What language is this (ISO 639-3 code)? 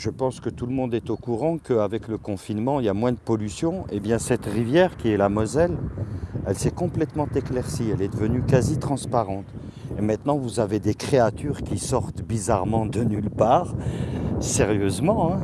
fra